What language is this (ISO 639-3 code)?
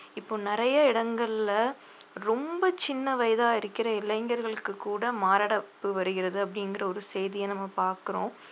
tam